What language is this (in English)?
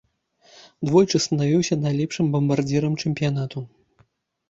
Belarusian